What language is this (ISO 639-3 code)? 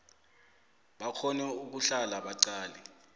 nbl